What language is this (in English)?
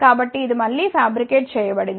Telugu